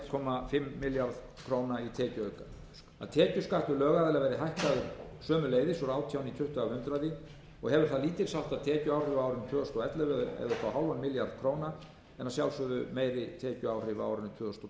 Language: Icelandic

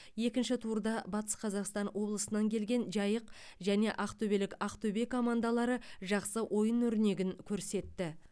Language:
Kazakh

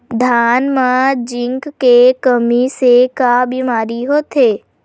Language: Chhattisgarhi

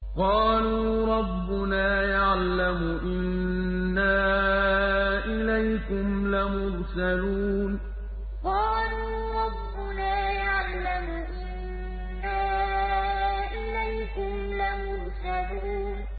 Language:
Arabic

